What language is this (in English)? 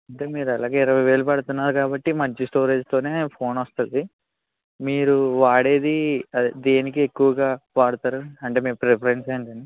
Telugu